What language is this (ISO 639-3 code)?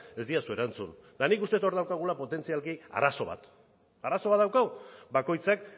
eus